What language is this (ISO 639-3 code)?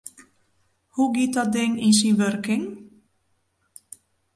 fry